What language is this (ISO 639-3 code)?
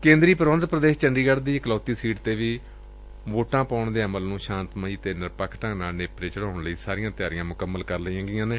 pan